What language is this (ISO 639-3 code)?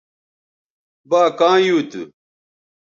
btv